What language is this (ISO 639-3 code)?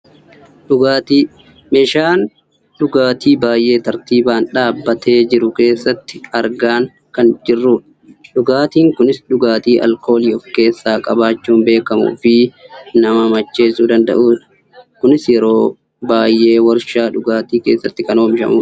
orm